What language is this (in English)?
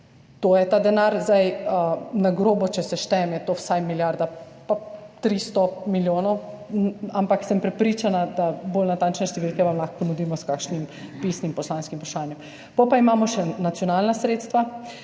Slovenian